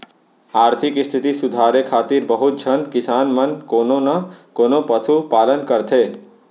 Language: Chhattisgarhi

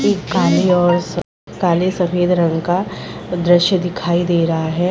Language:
Hindi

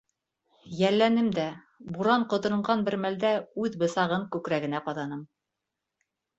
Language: Bashkir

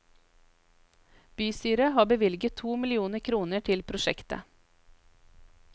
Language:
Norwegian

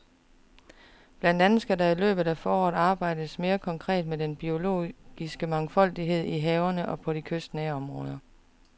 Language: Danish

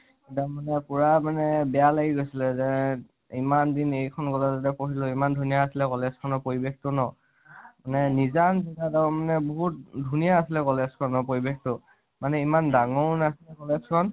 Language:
Assamese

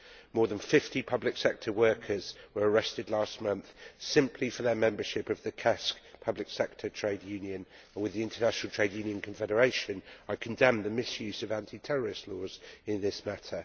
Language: English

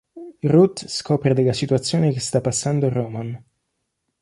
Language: Italian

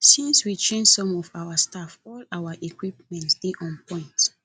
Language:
Nigerian Pidgin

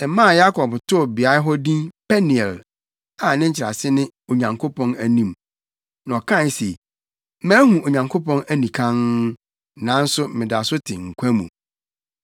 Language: Akan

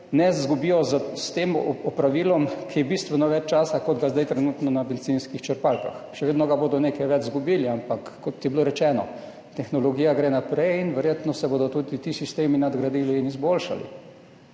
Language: Slovenian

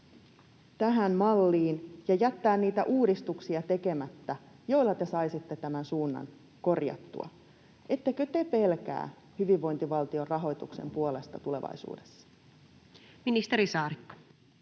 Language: Finnish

